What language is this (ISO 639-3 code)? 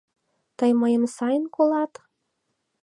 chm